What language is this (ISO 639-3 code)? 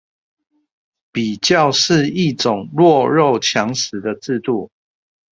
zho